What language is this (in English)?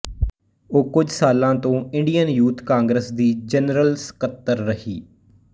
Punjabi